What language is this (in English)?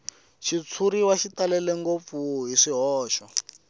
Tsonga